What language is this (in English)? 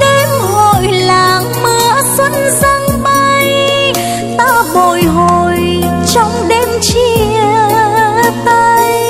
Vietnamese